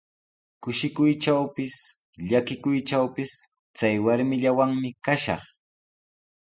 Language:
Sihuas Ancash Quechua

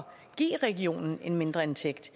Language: Danish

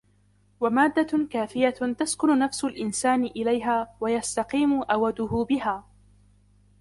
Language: Arabic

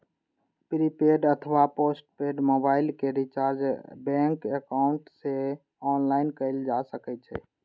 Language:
Maithili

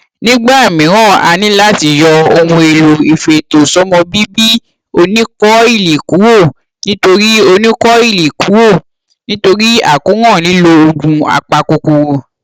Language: Yoruba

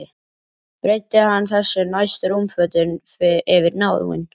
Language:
Icelandic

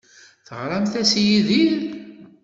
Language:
Kabyle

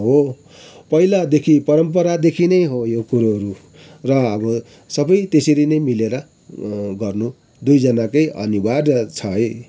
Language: Nepali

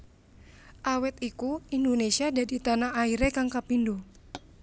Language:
Javanese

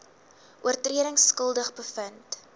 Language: Afrikaans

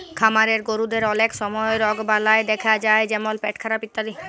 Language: Bangla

